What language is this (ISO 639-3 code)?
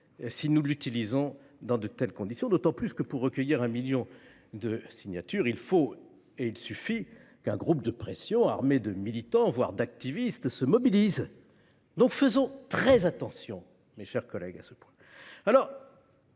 fra